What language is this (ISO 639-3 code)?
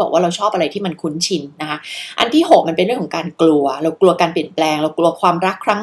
tha